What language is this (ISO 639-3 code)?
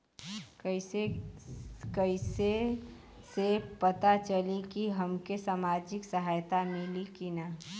bho